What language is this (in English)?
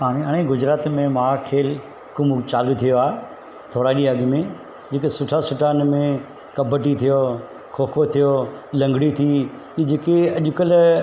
Sindhi